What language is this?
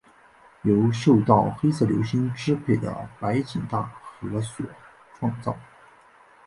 Chinese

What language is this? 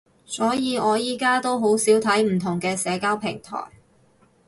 Cantonese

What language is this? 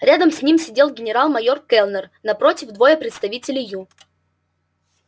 Russian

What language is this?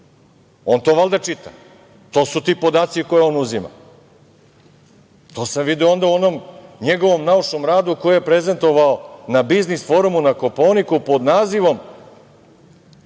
Serbian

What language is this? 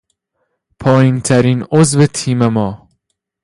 Persian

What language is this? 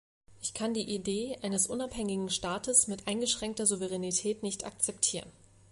German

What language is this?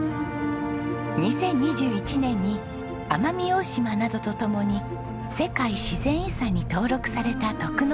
Japanese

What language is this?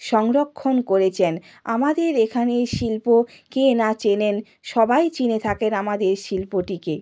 Bangla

